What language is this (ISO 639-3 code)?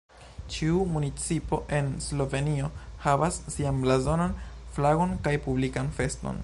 epo